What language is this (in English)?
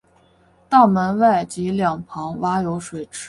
Chinese